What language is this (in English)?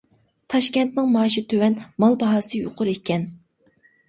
Uyghur